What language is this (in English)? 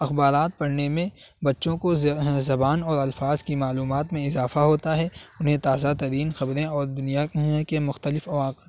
Urdu